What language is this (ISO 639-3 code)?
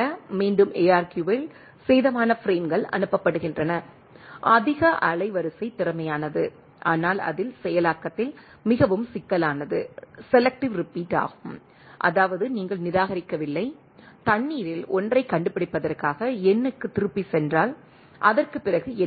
tam